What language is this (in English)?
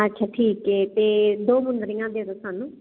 Punjabi